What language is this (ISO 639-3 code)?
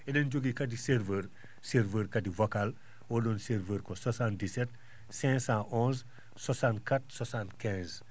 ful